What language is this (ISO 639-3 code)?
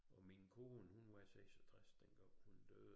dan